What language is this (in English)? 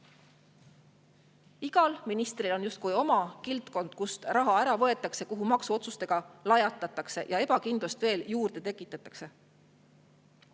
Estonian